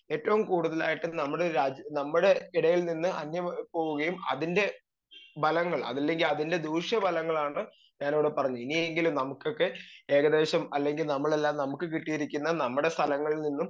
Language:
Malayalam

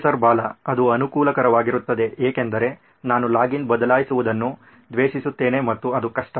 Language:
Kannada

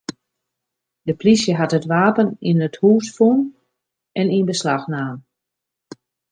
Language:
Western Frisian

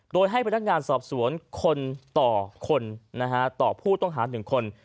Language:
Thai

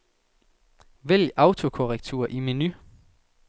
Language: Danish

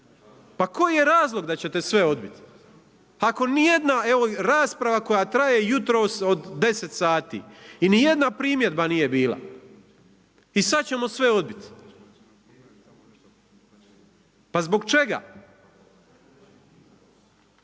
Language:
Croatian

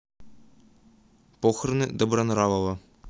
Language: Russian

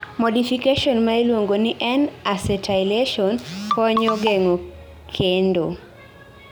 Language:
Luo (Kenya and Tanzania)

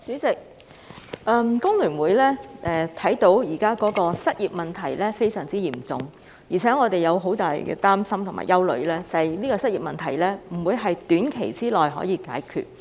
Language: Cantonese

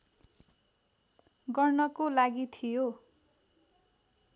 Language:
Nepali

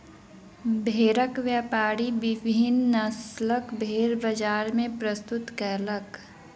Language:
Maithili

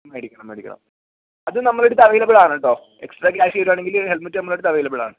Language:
Malayalam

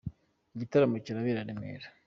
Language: Kinyarwanda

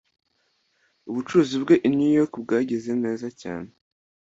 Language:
Kinyarwanda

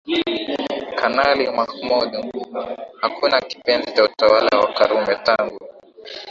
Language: Swahili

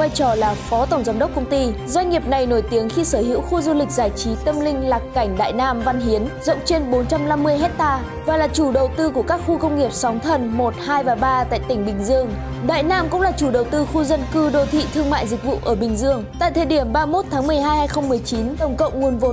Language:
Vietnamese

